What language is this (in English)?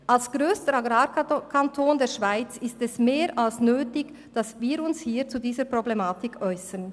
Swiss German